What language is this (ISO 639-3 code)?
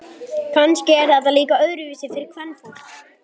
isl